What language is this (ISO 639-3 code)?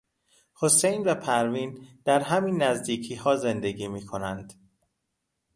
fas